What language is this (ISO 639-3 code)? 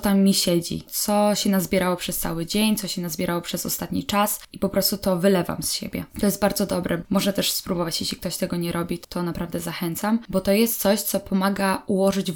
pol